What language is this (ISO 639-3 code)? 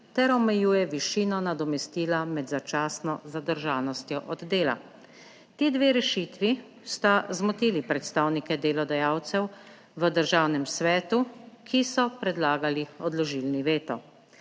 slv